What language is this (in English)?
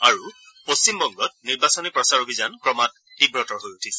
Assamese